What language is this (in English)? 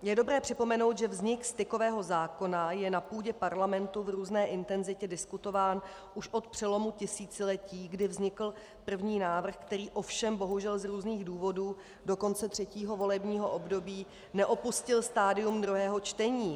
Czech